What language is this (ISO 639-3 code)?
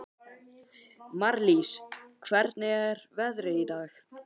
isl